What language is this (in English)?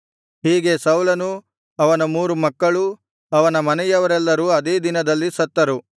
Kannada